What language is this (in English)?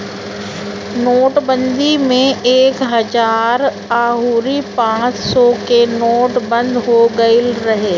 Bhojpuri